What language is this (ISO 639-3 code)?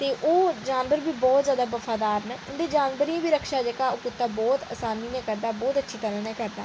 doi